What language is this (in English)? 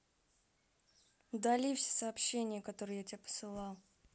Russian